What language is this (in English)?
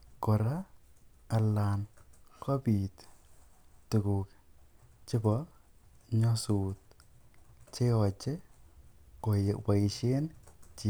Kalenjin